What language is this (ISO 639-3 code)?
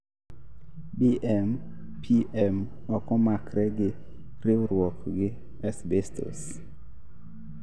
luo